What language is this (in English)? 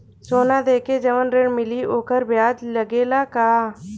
Bhojpuri